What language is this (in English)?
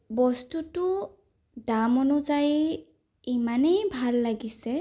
Assamese